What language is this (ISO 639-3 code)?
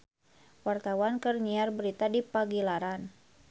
sun